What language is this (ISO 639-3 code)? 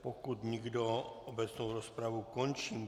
ces